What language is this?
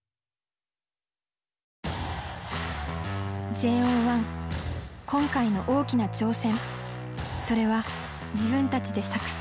Japanese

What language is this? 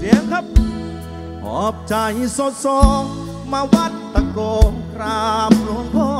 Thai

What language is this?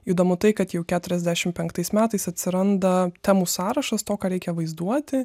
Lithuanian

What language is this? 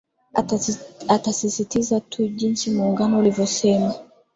Swahili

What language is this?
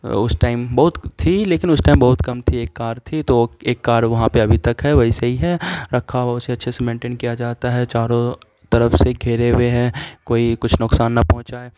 Urdu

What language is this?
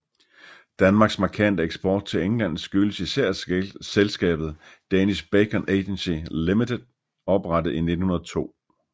Danish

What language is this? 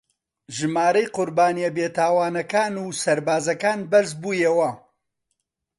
Central Kurdish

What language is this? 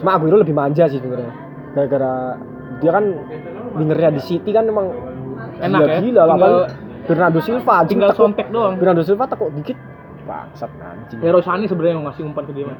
Indonesian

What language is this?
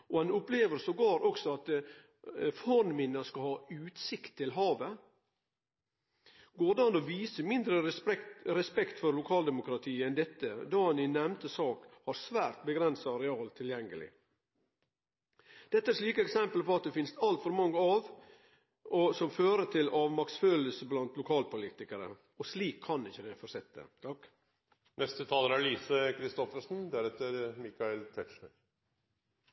Norwegian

